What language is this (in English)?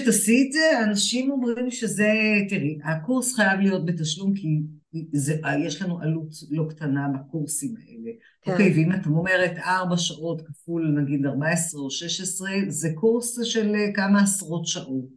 Hebrew